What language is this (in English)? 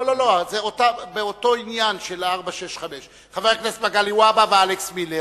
Hebrew